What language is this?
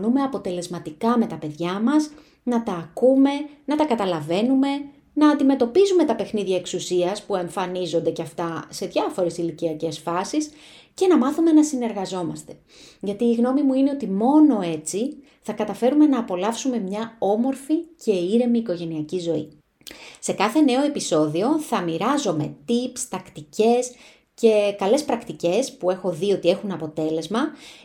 Greek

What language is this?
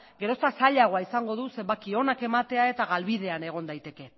Basque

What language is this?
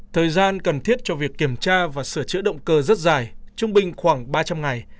Vietnamese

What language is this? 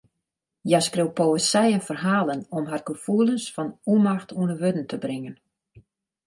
Western Frisian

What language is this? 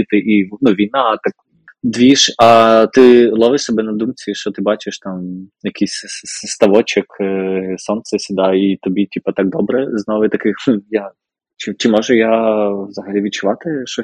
Ukrainian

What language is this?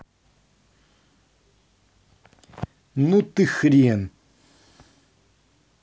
Russian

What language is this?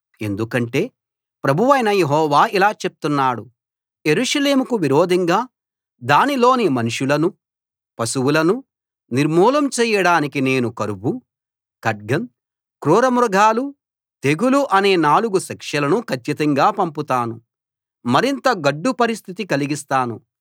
Telugu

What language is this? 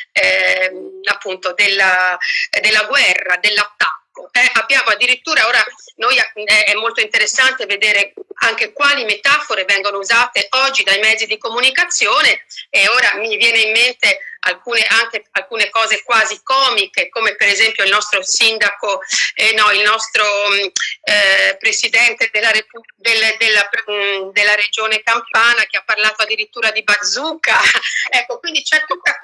Italian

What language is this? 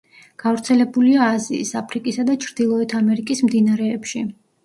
Georgian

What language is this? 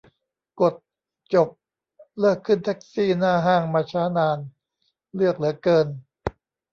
Thai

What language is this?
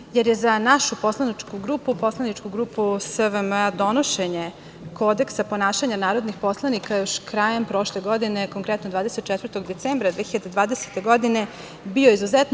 Serbian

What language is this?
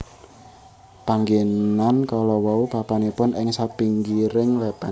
Javanese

